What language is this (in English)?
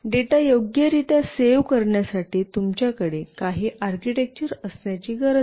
Marathi